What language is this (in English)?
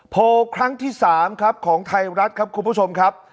Thai